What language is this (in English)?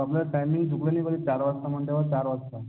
Marathi